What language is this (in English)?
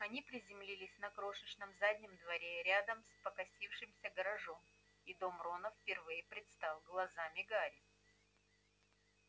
Russian